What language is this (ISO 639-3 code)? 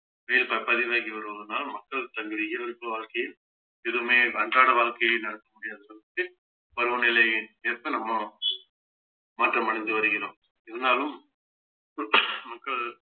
tam